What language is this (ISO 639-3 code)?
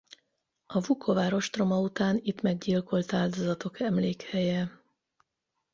hun